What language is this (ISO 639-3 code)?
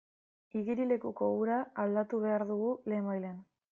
eus